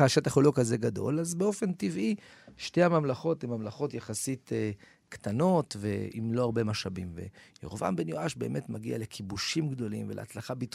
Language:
Hebrew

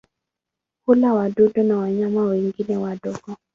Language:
Swahili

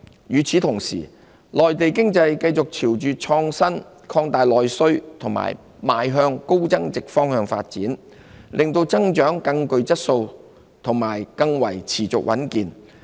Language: Cantonese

